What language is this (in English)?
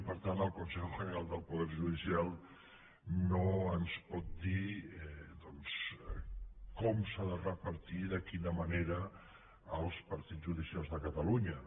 Catalan